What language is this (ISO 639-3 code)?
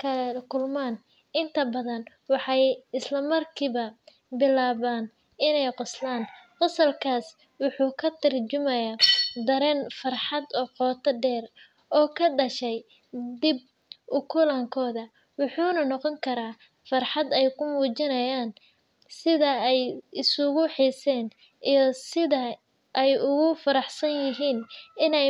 som